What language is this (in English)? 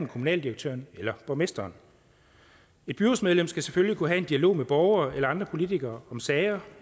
Danish